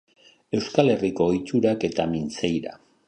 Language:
Basque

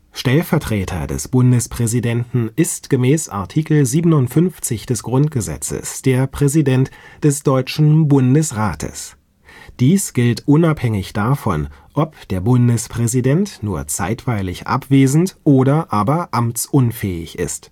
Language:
German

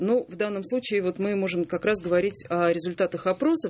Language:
Russian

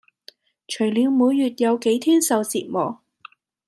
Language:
Cantonese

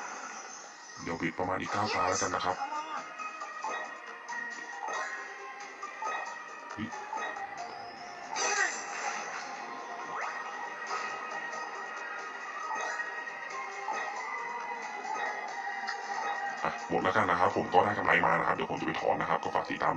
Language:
Thai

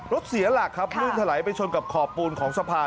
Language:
Thai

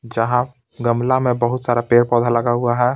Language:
Hindi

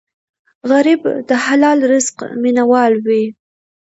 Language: Pashto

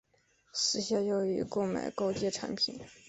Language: Chinese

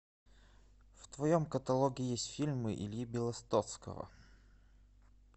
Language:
Russian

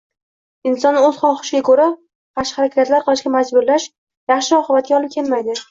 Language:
Uzbek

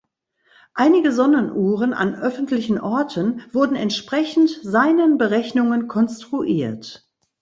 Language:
German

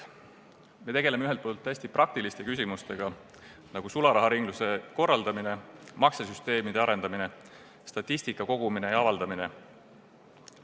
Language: Estonian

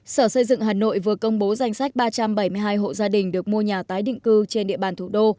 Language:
Vietnamese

